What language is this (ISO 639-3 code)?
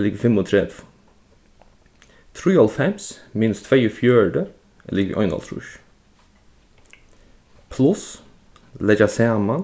fao